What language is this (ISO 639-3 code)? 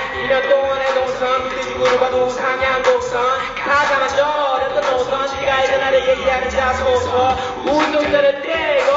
kor